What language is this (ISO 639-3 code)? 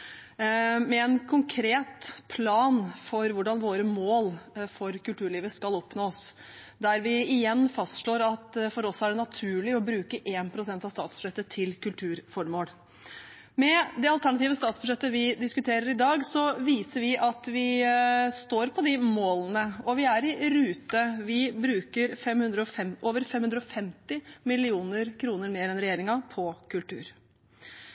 nob